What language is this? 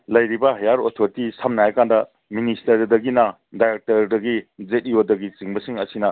Manipuri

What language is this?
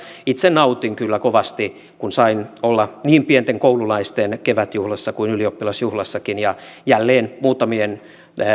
Finnish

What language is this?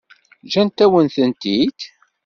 Kabyle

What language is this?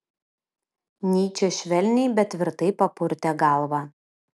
Lithuanian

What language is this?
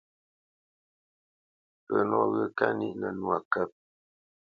Bamenyam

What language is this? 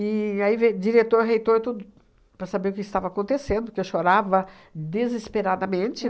Portuguese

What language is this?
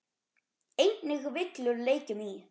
Icelandic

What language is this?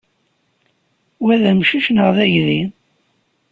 Kabyle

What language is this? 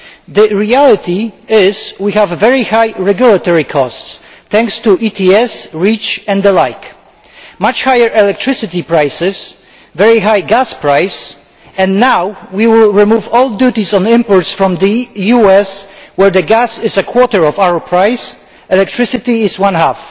English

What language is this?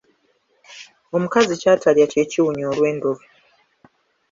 Ganda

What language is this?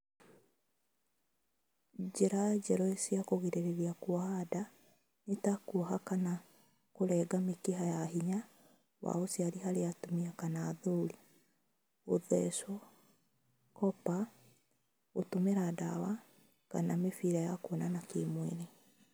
Kikuyu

